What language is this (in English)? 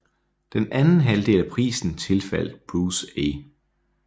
Danish